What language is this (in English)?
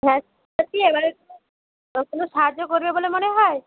Bangla